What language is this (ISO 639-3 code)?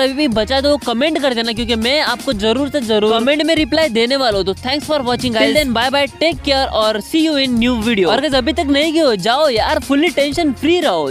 hin